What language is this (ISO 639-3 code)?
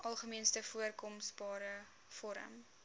afr